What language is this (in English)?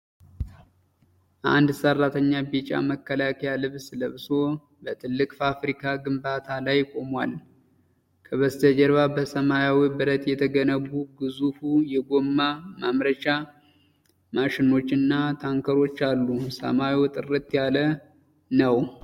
Amharic